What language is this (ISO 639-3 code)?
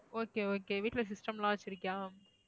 tam